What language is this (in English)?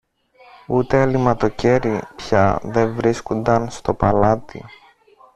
Greek